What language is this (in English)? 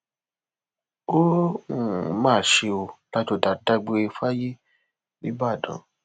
Yoruba